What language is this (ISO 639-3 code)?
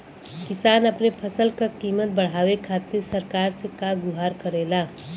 bho